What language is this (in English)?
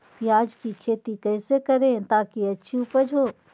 Magahi